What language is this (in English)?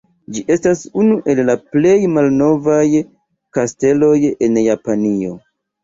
Esperanto